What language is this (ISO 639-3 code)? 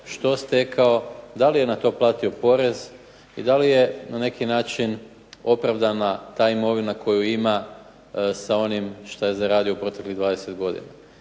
hrv